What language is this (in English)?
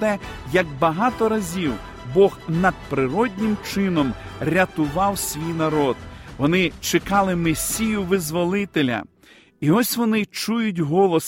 Ukrainian